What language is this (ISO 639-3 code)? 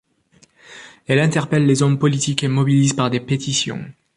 fra